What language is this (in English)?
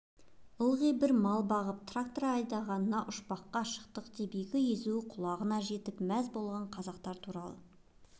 Kazakh